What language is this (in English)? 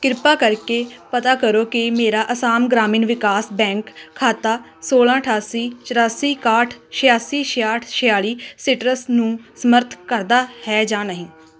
Punjabi